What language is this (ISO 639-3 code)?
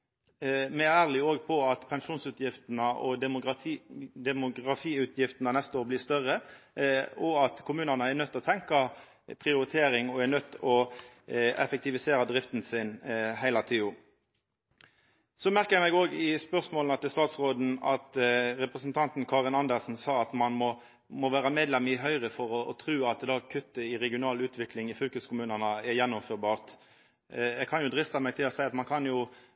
nno